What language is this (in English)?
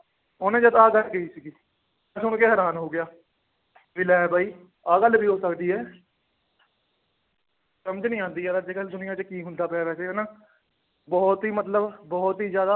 Punjabi